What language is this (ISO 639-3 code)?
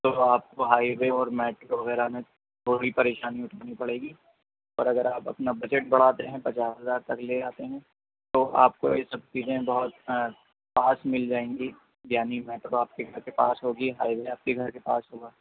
urd